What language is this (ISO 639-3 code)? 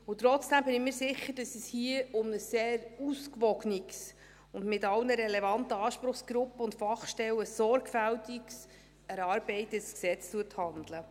gsw